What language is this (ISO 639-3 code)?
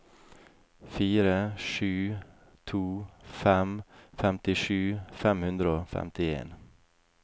nor